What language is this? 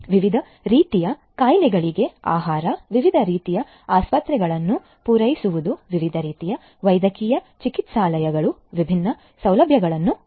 Kannada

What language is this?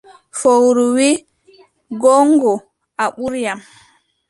Adamawa Fulfulde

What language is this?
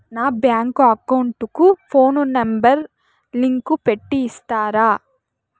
Telugu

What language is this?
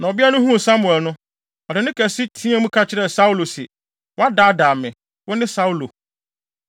Akan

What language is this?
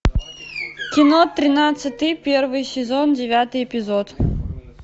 Russian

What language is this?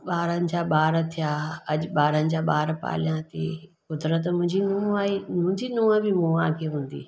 Sindhi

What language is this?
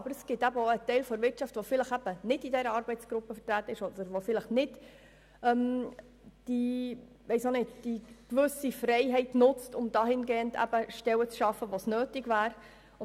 Swiss German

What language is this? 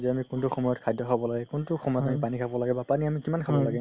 Assamese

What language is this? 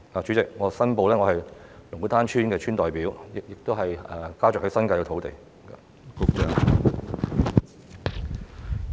Cantonese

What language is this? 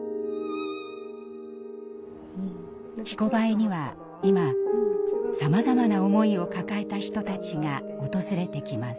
Japanese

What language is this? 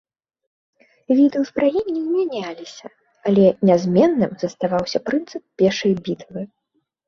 Belarusian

